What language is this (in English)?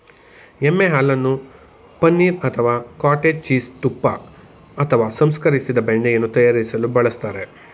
Kannada